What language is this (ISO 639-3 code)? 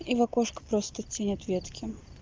rus